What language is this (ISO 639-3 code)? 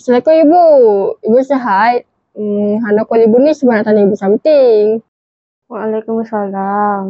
msa